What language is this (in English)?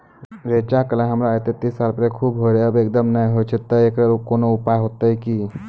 Maithili